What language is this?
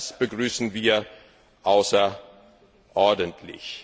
German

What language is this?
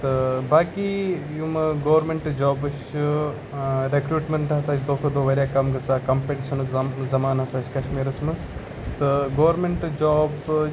Kashmiri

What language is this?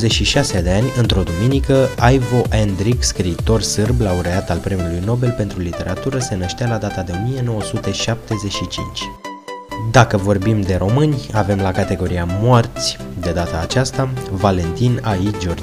Romanian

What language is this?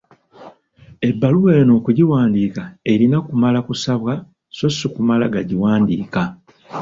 Ganda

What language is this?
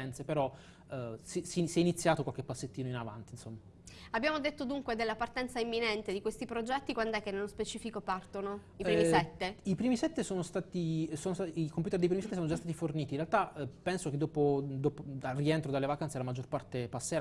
Italian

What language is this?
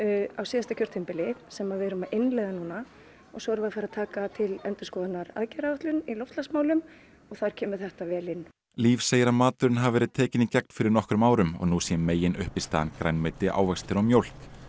Icelandic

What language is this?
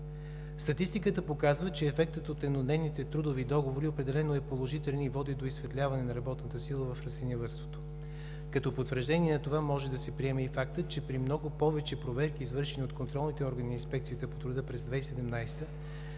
Bulgarian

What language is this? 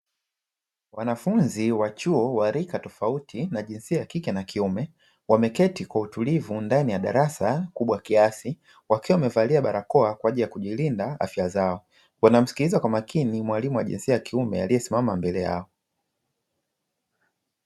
Swahili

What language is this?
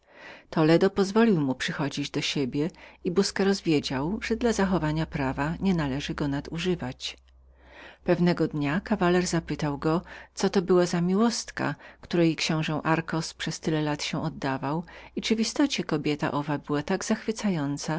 Polish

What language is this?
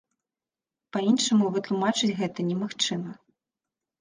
Belarusian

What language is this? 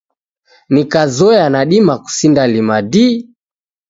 Taita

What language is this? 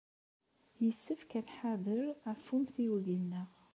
Kabyle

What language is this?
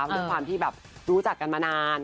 Thai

